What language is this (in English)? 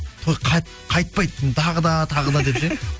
Kazakh